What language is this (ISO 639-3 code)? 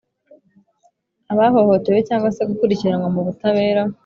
kin